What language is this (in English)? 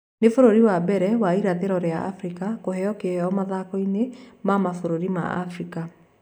Kikuyu